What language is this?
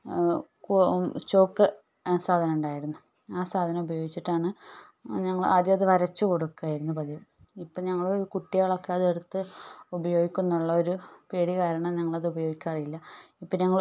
Malayalam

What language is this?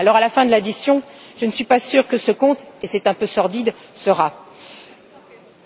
French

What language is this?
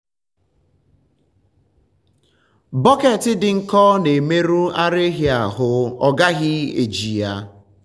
Igbo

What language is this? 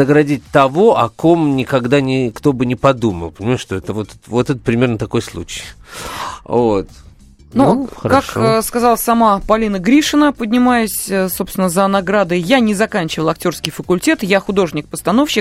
Russian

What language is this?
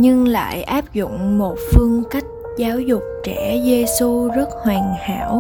Vietnamese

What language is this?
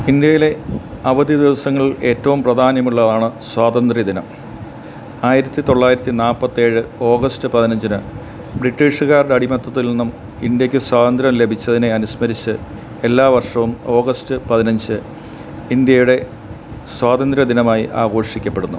Malayalam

